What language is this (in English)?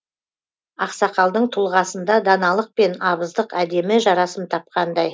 Kazakh